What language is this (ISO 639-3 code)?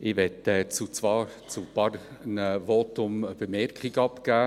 gsw